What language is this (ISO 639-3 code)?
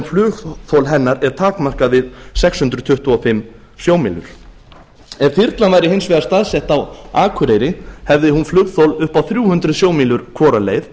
isl